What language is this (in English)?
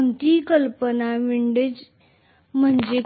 Marathi